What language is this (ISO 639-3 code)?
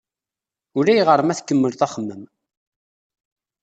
kab